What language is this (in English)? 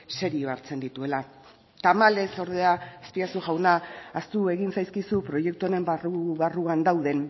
Basque